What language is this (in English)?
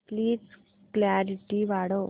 Marathi